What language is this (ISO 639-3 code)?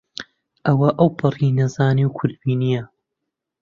ckb